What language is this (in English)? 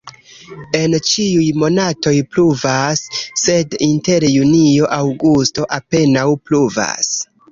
Esperanto